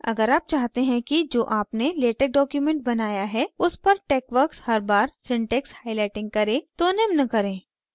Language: Hindi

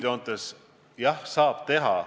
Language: Estonian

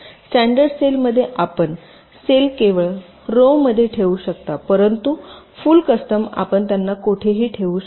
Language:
Marathi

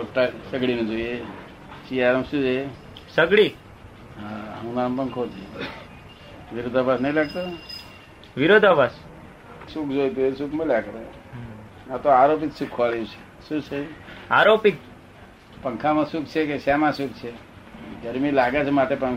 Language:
Gujarati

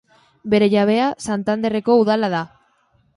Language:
Basque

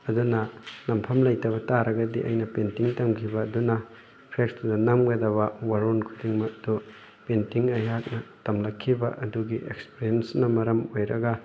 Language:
Manipuri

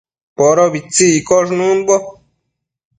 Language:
Matsés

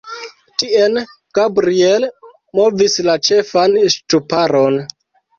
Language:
Esperanto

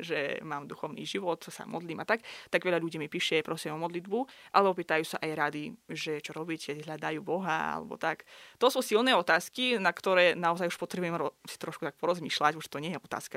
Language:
Slovak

